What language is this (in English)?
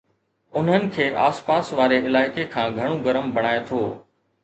Sindhi